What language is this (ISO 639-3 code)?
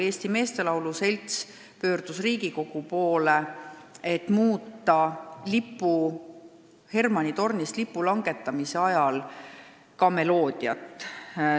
est